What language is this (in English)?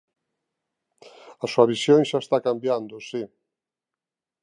Galician